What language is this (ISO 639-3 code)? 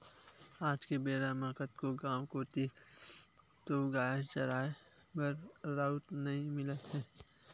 hne